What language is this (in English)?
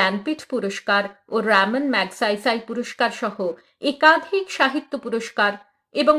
Bangla